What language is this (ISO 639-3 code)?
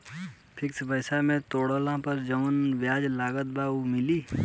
bho